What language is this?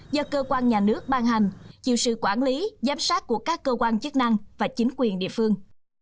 Vietnamese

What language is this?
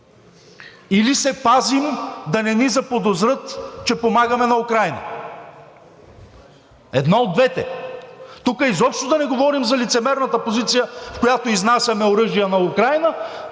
Bulgarian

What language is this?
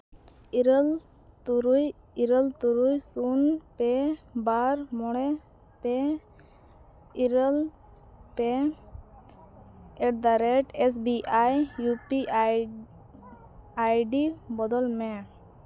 Santali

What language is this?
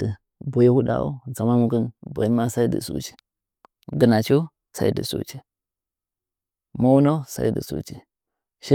Nzanyi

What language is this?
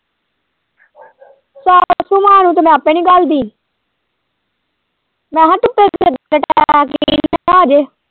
Punjabi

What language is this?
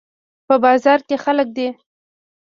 Pashto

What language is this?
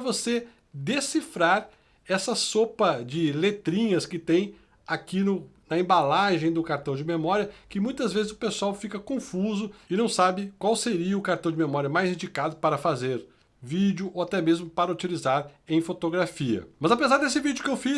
Portuguese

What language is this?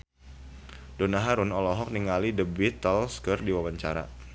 Sundanese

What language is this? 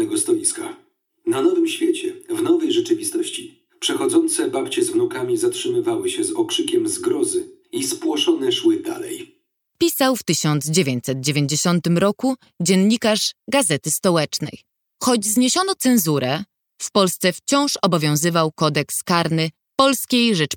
Polish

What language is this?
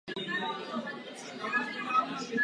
Czech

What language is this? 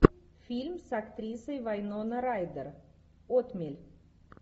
Russian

